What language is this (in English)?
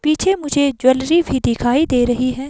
Hindi